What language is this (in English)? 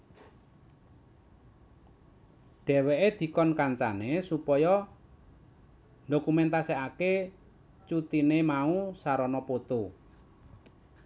Javanese